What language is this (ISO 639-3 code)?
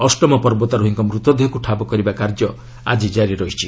ori